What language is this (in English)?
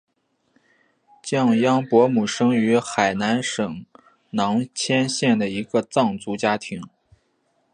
Chinese